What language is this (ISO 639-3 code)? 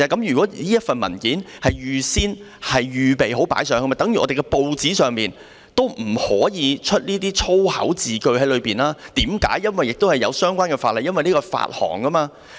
yue